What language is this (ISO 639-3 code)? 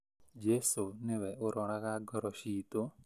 kik